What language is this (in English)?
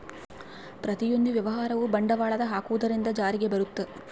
Kannada